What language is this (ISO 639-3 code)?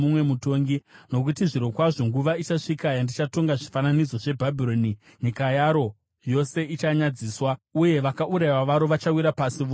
sna